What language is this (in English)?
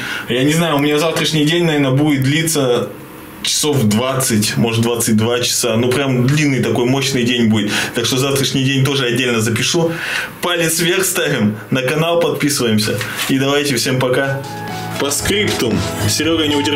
Russian